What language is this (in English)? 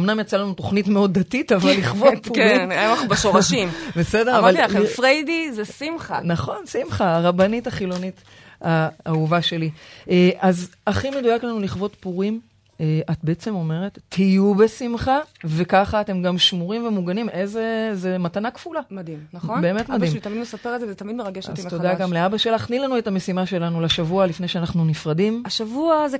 Hebrew